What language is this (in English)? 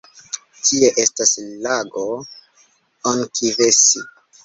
Esperanto